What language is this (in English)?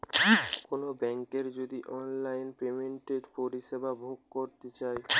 Bangla